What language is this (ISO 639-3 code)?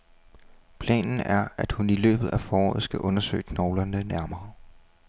dan